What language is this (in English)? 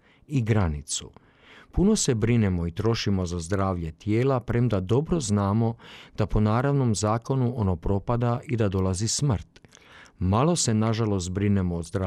Croatian